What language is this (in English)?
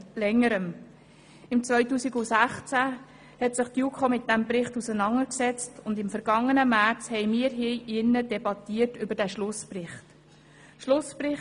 Swiss German